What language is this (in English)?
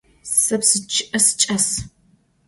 Adyghe